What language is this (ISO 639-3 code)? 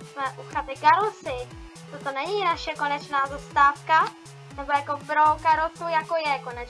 ces